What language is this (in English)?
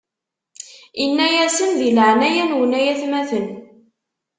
Kabyle